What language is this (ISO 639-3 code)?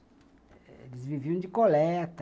por